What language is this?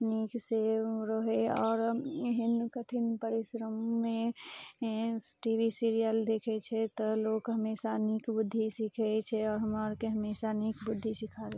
Maithili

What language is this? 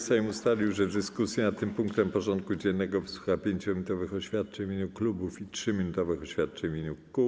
Polish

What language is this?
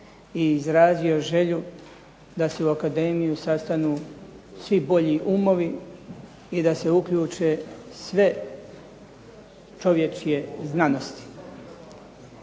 Croatian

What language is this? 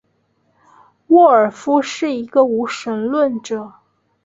Chinese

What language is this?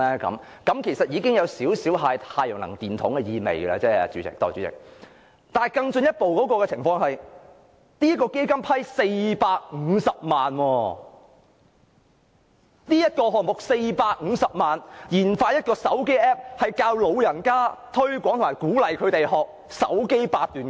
Cantonese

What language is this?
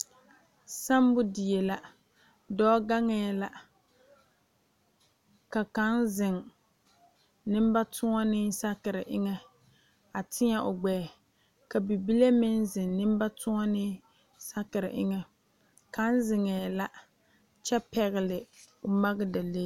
Southern Dagaare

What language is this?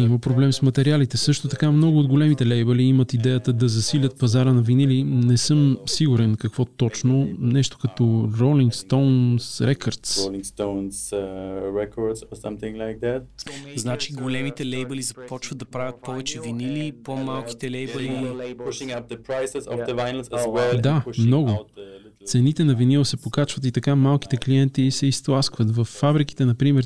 Bulgarian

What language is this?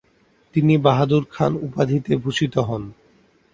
Bangla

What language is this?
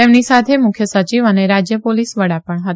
Gujarati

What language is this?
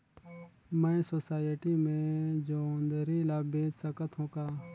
Chhattisgarhi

